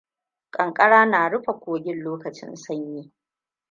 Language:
Hausa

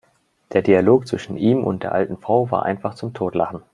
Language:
German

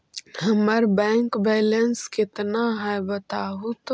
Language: Magahi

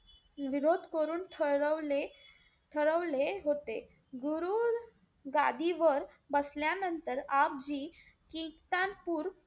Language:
Marathi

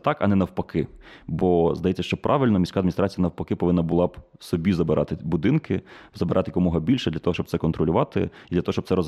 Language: Ukrainian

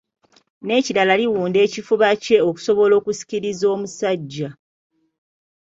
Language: Ganda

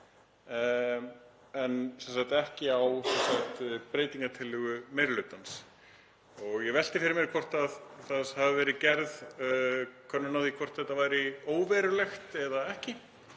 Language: Icelandic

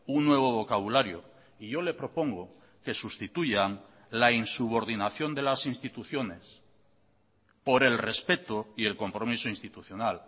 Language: Spanish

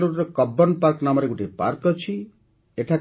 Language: Odia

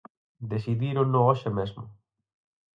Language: Galician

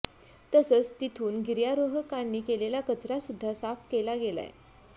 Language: Marathi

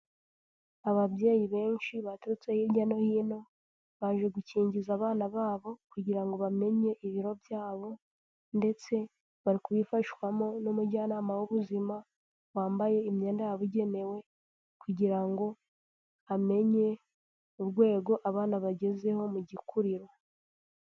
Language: Kinyarwanda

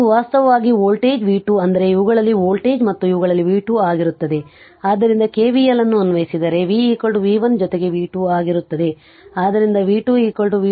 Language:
Kannada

